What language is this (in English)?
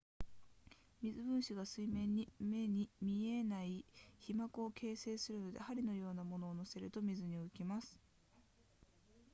Japanese